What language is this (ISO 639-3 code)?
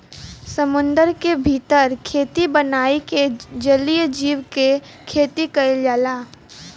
bho